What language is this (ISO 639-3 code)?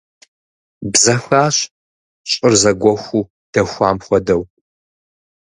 kbd